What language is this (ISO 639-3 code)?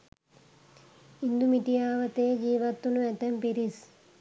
sin